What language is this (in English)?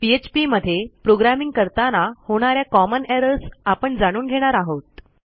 Marathi